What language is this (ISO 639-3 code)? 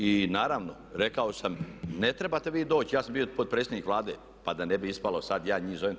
hrv